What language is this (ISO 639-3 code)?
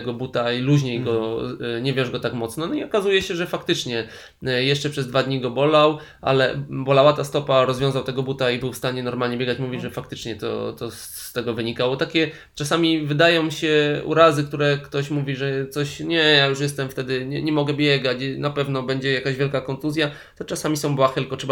pol